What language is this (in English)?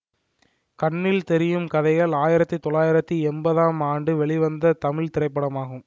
Tamil